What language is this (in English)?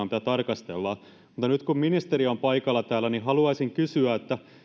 Finnish